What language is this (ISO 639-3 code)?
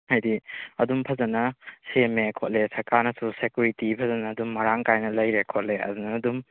mni